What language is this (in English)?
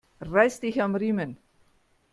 German